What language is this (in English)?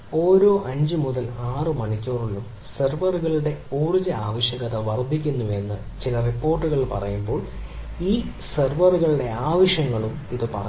Malayalam